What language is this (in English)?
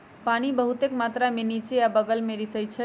Magahi